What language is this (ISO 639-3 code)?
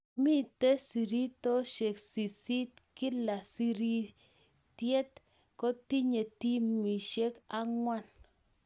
kln